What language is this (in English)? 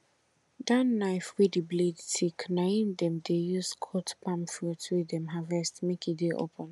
Nigerian Pidgin